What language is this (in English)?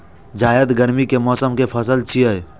Maithili